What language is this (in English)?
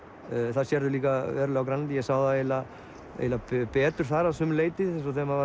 Icelandic